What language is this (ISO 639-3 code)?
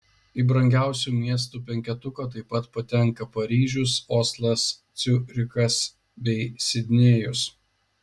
lit